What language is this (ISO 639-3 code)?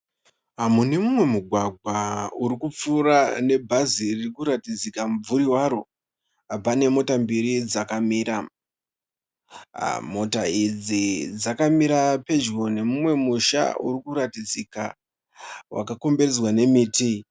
sna